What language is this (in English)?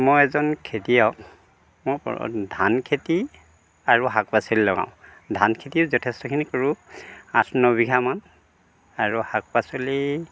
Assamese